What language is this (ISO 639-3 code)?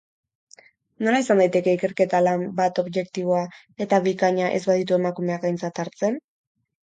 eus